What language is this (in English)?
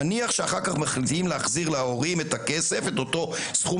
Hebrew